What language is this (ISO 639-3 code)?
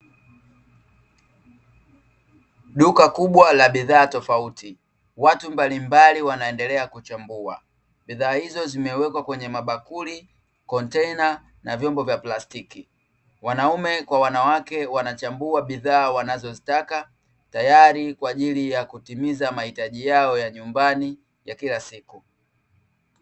swa